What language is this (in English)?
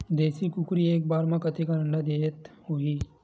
Chhattisgarhi